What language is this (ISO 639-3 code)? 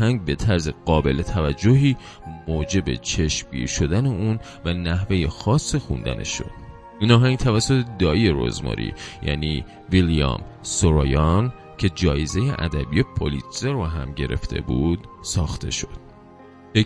fas